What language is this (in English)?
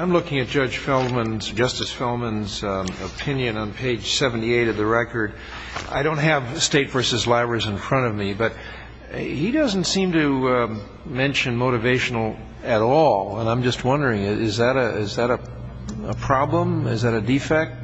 English